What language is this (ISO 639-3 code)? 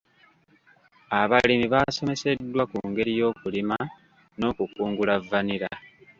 lug